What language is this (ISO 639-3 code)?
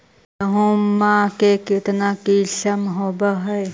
mag